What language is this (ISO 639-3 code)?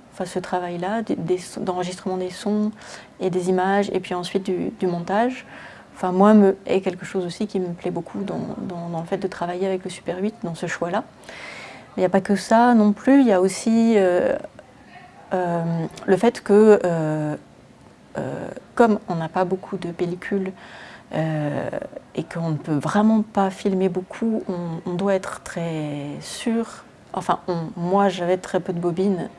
fra